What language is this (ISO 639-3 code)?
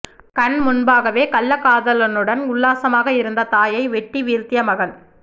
tam